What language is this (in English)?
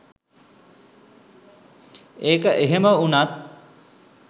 Sinhala